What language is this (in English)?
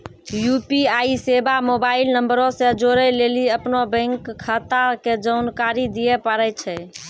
Maithili